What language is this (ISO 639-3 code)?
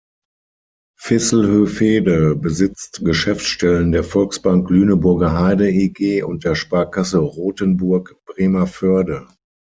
deu